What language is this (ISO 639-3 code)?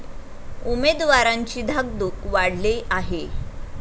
mar